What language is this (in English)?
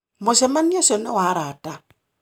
Kikuyu